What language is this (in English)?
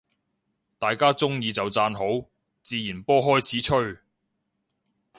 Cantonese